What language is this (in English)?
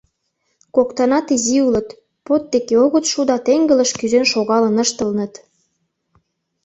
Mari